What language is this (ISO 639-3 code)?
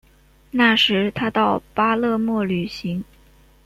zho